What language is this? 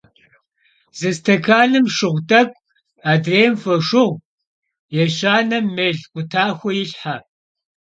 Kabardian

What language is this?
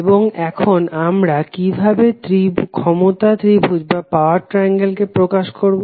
Bangla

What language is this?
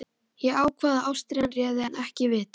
Icelandic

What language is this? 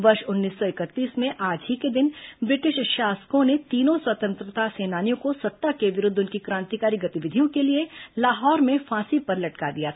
Hindi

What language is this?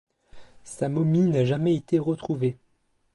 French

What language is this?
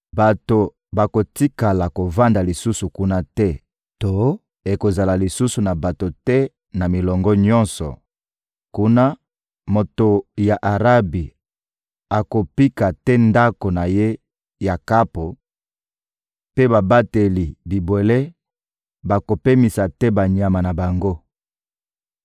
Lingala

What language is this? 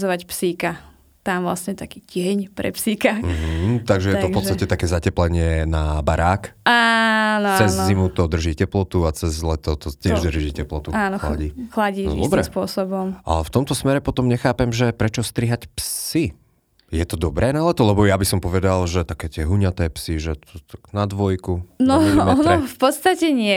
Slovak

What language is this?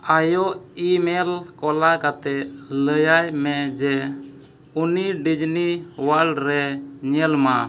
Santali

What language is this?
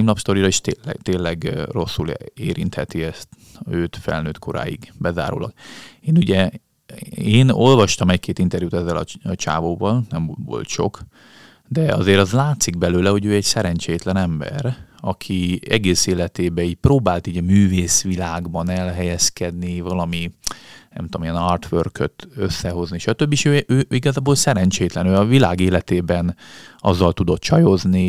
Hungarian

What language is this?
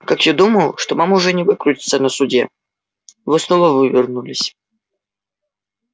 Russian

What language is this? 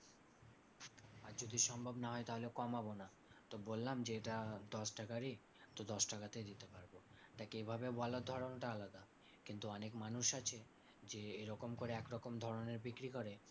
Bangla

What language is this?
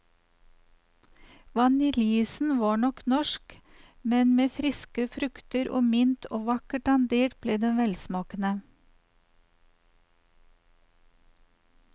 Norwegian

